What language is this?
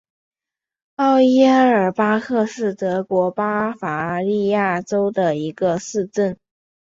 Chinese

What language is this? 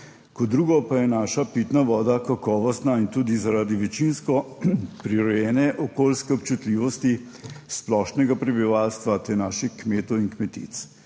Slovenian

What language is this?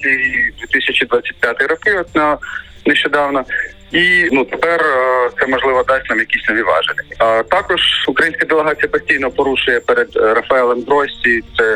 Ukrainian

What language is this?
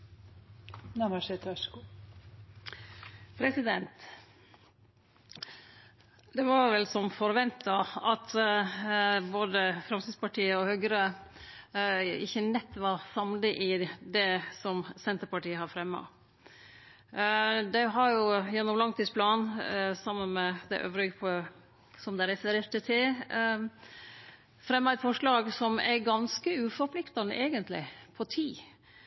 Norwegian Nynorsk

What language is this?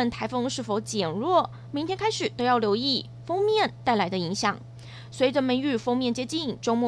Chinese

